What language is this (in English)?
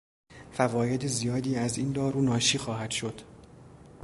Persian